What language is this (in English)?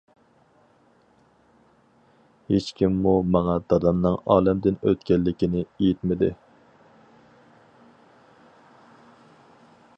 Uyghur